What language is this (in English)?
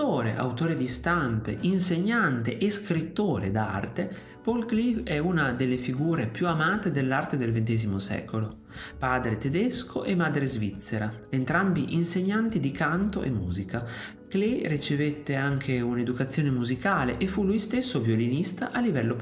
Italian